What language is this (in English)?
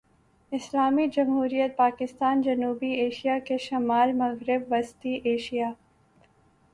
Urdu